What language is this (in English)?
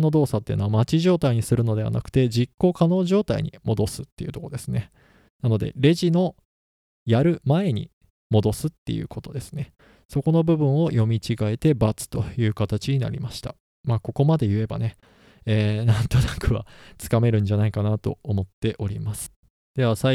Japanese